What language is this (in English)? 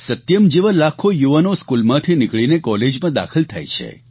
Gujarati